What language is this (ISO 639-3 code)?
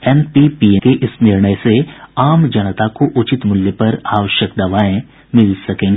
hin